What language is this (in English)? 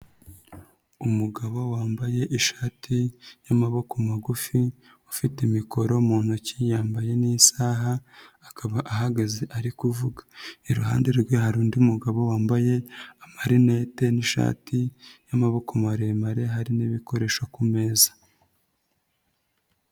Kinyarwanda